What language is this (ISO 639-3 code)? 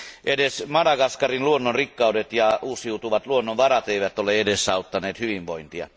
fin